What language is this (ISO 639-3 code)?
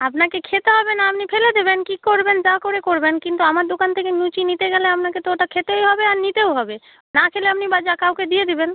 ben